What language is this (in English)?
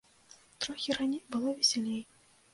Belarusian